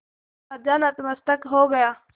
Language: Hindi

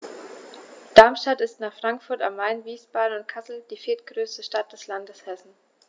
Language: German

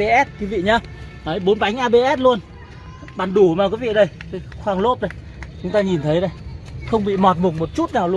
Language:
Vietnamese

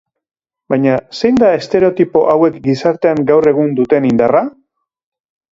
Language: Basque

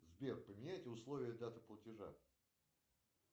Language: Russian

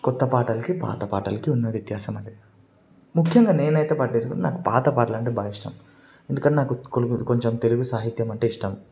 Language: Telugu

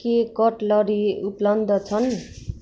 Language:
Nepali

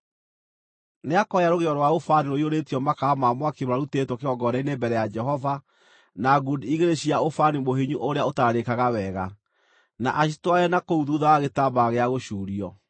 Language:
Kikuyu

